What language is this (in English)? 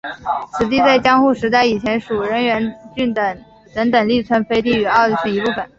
Chinese